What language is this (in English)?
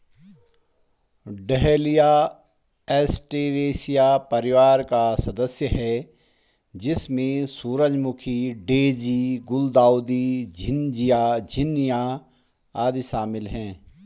Hindi